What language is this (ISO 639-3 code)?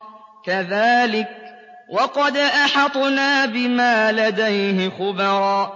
ara